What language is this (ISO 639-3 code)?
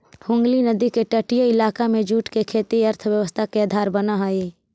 mag